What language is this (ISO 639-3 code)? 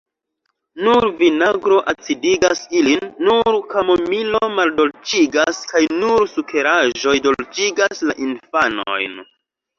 epo